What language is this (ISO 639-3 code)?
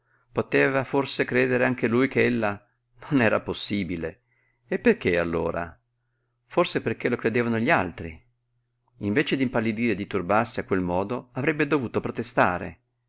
ita